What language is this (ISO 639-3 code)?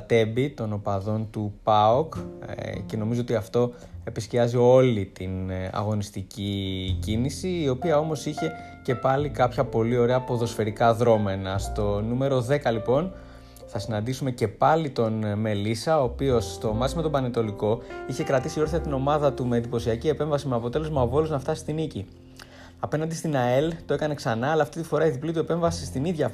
ell